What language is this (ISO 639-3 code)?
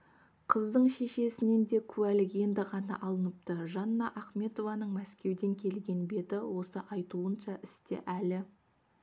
kaz